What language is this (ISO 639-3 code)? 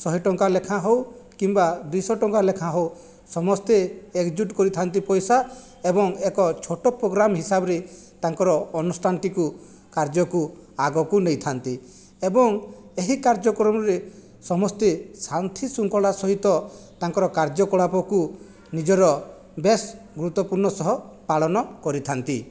ori